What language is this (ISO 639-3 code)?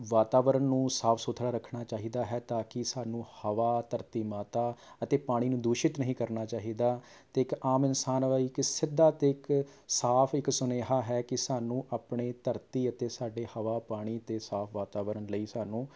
pan